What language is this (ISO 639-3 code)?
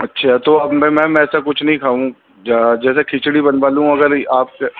urd